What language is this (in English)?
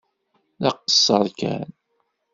Kabyle